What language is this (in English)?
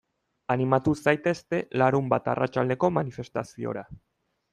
Basque